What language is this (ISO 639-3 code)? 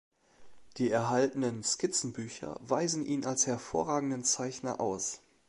deu